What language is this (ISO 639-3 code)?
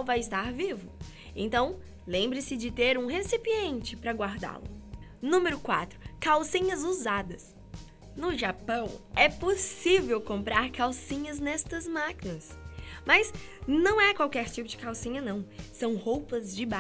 por